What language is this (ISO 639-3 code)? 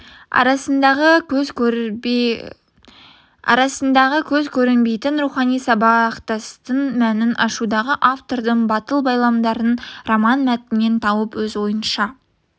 kaz